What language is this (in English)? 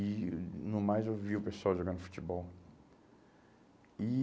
Portuguese